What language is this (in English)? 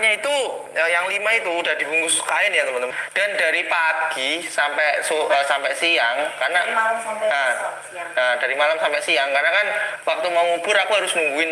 Indonesian